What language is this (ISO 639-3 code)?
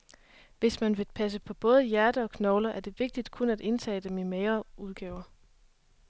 dan